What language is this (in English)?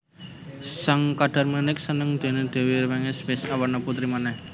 Javanese